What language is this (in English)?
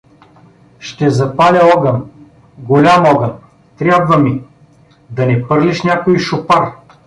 Bulgarian